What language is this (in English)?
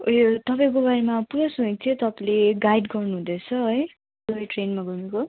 Nepali